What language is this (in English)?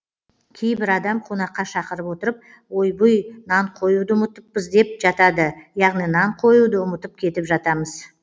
Kazakh